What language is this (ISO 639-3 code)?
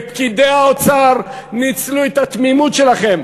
heb